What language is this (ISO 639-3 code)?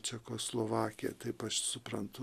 lit